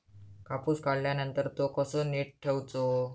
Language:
Marathi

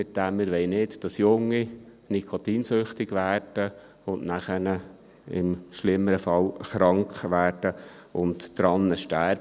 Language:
Swiss German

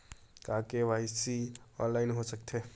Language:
Chhattisgarhi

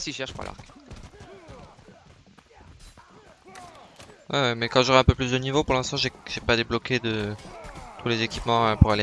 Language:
French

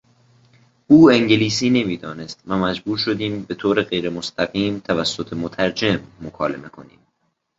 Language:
Persian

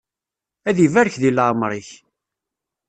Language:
Kabyle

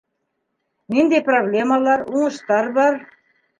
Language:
Bashkir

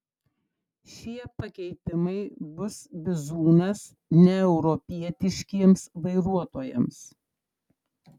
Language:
Lithuanian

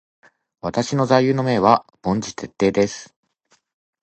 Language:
Japanese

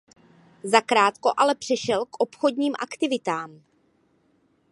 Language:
Czech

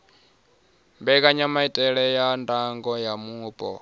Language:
Venda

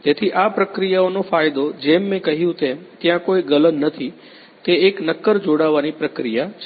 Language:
Gujarati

